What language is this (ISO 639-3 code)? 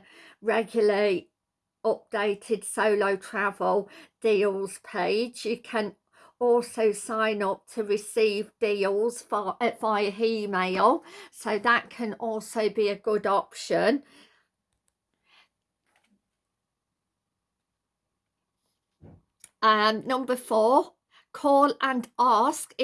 eng